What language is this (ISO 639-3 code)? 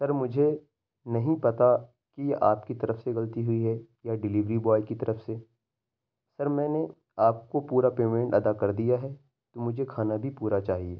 urd